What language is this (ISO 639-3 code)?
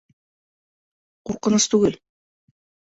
bak